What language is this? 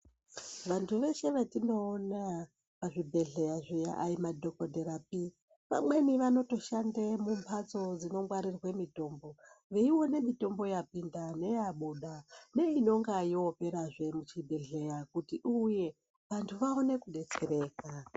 Ndau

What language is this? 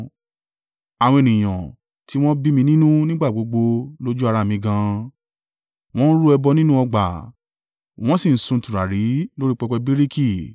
Yoruba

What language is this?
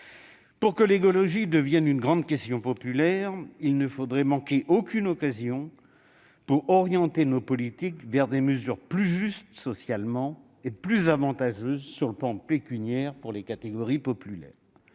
French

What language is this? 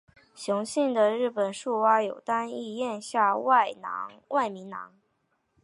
Chinese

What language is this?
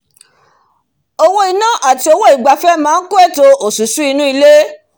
Yoruba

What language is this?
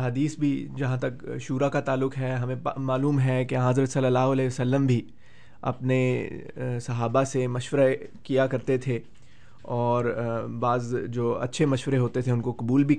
Urdu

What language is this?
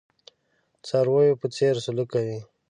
Pashto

